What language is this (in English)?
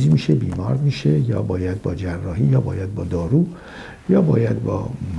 Persian